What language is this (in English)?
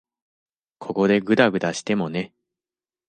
Japanese